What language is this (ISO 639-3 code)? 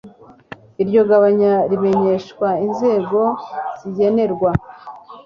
kin